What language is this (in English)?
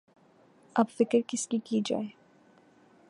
Urdu